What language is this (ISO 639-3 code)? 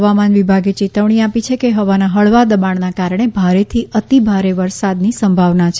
guj